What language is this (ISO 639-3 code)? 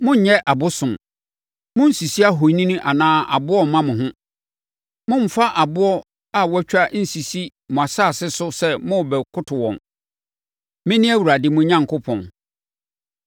aka